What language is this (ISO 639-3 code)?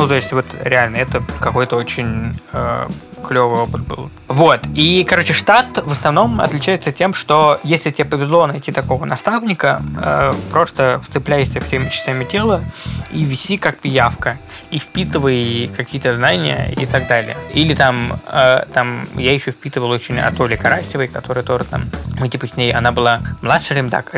rus